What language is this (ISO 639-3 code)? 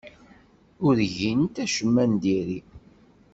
kab